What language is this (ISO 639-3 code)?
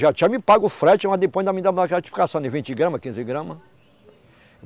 por